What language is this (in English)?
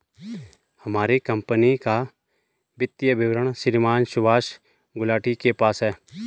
Hindi